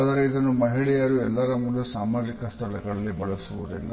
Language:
Kannada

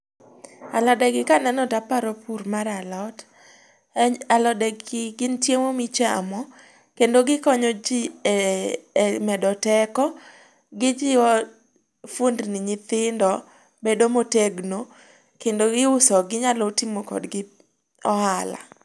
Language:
Luo (Kenya and Tanzania)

